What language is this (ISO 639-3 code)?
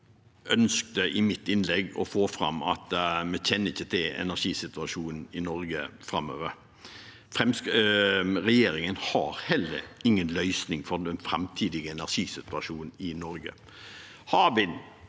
nor